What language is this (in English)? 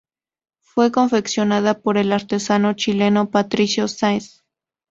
Spanish